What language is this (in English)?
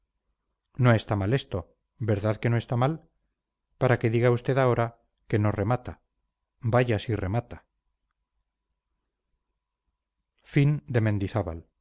Spanish